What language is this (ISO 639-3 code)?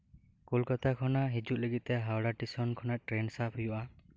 sat